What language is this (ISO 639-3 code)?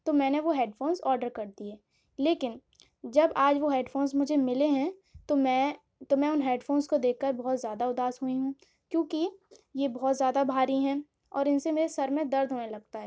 urd